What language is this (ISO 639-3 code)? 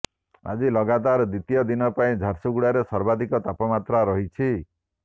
ori